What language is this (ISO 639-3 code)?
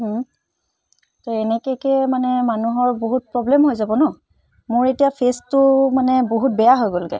asm